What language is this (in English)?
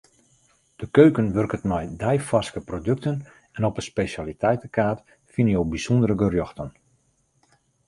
Western Frisian